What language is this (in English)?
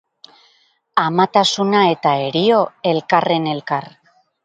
Basque